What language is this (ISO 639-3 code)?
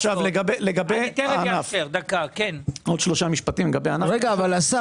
heb